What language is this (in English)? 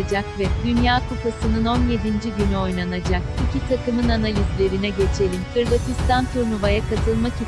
Turkish